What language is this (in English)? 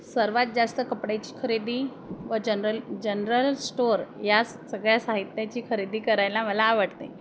Marathi